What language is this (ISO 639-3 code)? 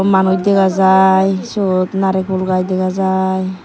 ccp